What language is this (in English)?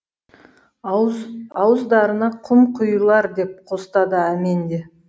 Kazakh